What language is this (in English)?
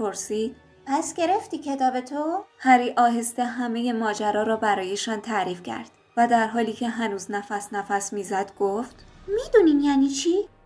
Persian